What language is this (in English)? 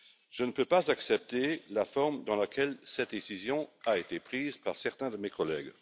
French